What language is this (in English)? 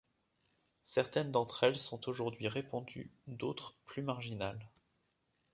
French